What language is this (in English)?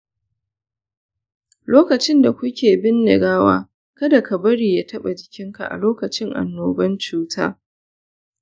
Hausa